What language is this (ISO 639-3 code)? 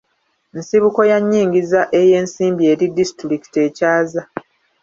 lug